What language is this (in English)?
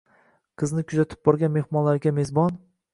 Uzbek